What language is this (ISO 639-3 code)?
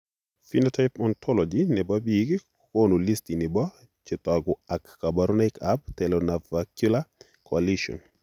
kln